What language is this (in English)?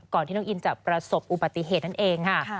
Thai